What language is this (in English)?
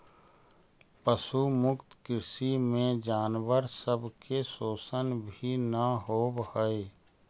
Magahi